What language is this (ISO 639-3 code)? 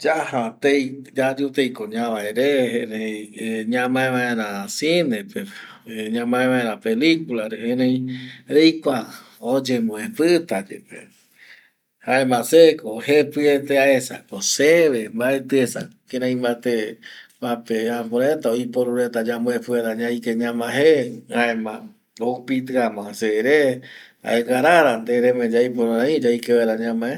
gui